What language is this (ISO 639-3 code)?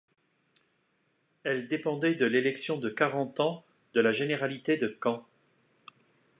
fra